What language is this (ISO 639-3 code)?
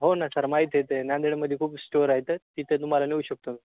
mar